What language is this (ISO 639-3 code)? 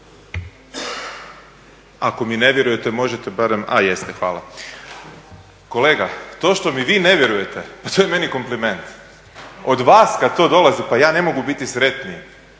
hrv